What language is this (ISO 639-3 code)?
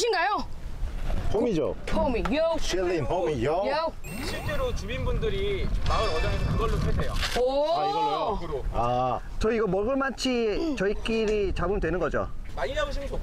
kor